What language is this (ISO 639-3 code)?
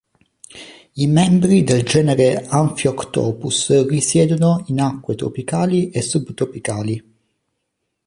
ita